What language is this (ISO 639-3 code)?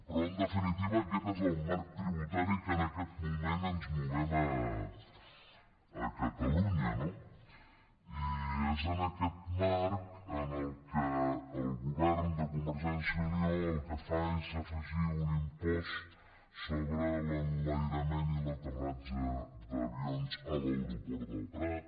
cat